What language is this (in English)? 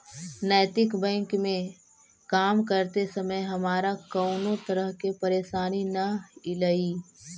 Magahi